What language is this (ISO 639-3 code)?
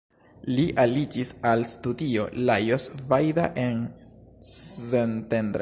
epo